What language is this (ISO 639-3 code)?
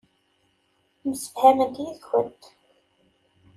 kab